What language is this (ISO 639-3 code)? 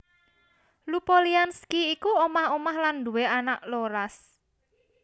jav